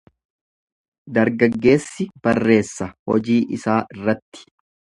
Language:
Oromo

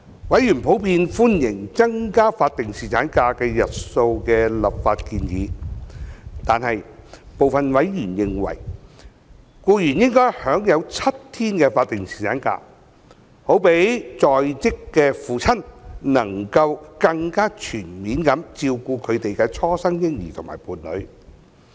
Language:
Cantonese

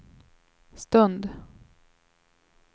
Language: Swedish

